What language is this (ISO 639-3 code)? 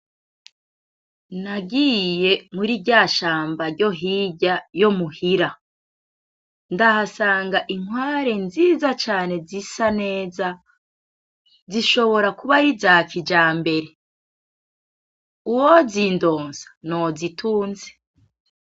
run